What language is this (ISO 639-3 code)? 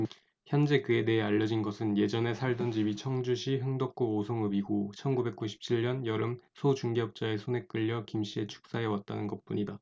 kor